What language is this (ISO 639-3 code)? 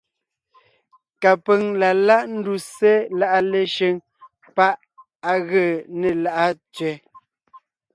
nnh